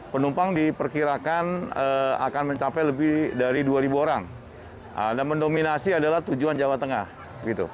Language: Indonesian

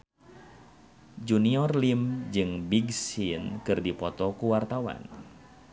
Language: Sundanese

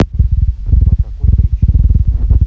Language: Russian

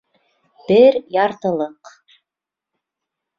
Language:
Bashkir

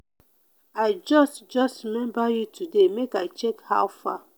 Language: Nigerian Pidgin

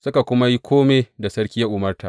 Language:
Hausa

